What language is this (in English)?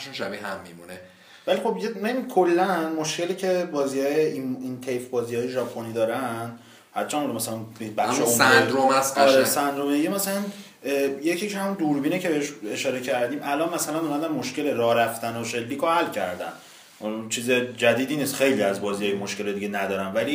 Persian